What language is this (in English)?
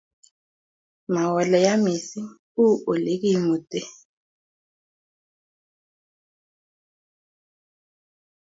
Kalenjin